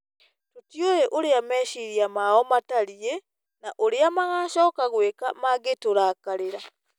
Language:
Kikuyu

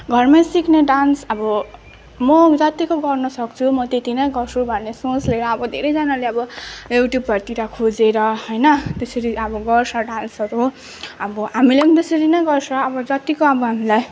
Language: Nepali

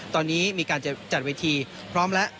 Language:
Thai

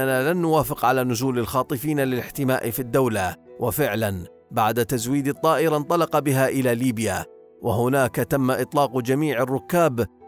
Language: Arabic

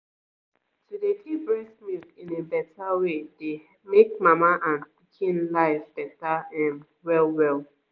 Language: Nigerian Pidgin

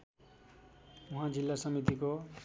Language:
Nepali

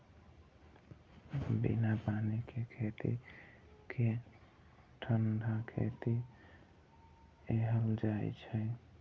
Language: Maithili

